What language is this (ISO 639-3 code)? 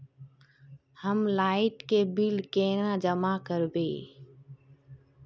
mag